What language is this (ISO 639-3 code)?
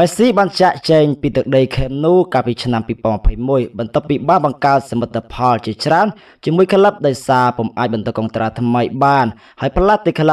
tha